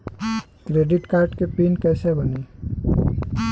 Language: Bhojpuri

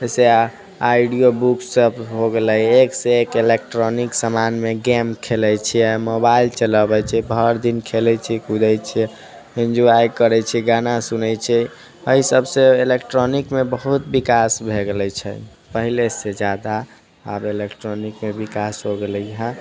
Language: Maithili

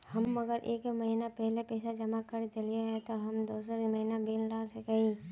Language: Magahi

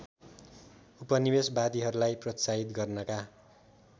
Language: Nepali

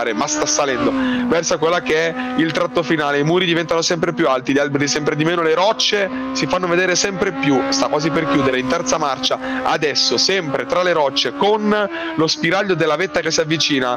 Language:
Italian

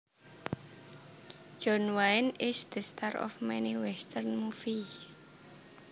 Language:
Javanese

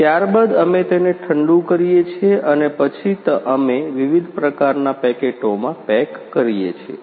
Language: Gujarati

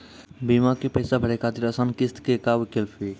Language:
Maithili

